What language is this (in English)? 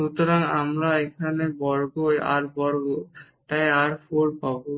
Bangla